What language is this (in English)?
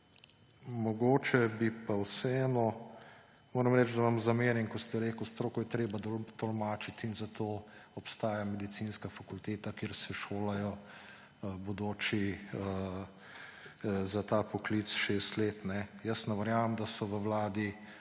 Slovenian